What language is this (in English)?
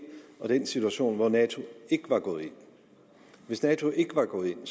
Danish